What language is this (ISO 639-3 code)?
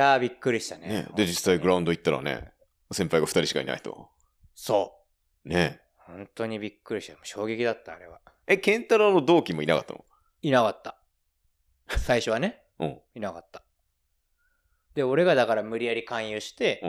jpn